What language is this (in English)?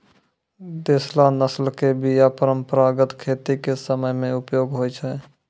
Maithili